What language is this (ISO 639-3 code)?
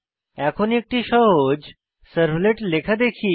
ben